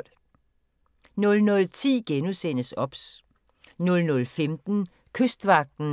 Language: Danish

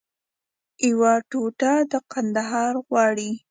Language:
Pashto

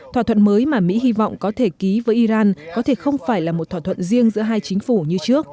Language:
Vietnamese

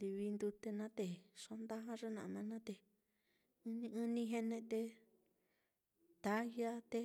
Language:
Mitlatongo Mixtec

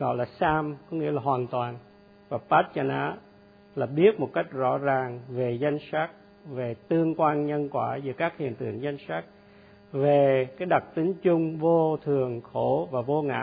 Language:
Vietnamese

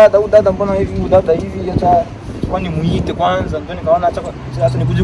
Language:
Indonesian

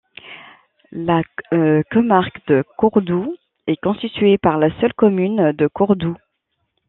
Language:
French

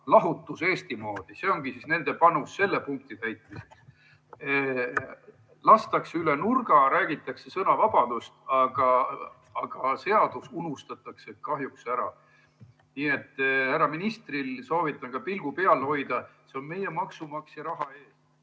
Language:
Estonian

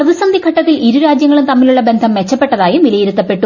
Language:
Malayalam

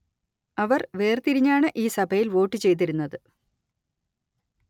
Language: Malayalam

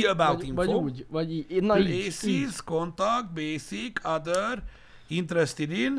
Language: Hungarian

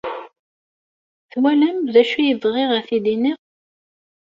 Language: Kabyle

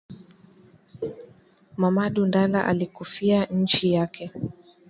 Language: Swahili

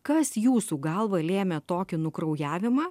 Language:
Lithuanian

